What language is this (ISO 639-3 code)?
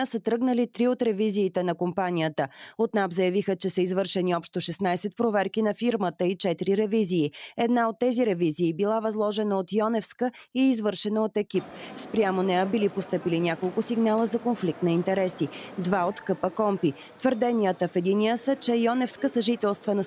bul